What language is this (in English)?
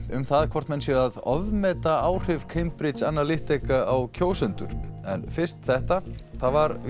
Icelandic